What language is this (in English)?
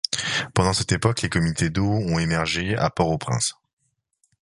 French